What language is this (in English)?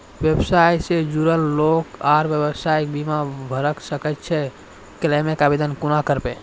Maithili